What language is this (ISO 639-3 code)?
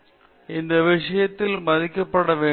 tam